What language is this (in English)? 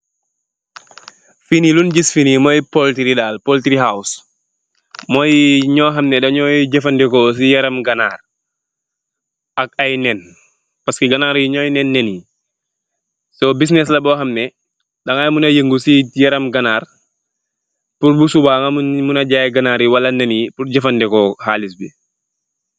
Wolof